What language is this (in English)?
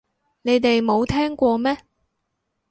Cantonese